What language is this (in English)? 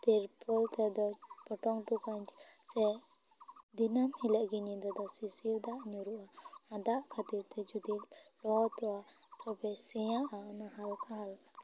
Santali